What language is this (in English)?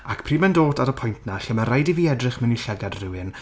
Welsh